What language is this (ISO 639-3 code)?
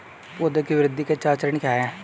hin